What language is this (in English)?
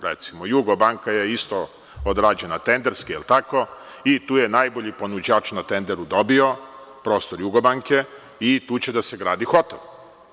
Serbian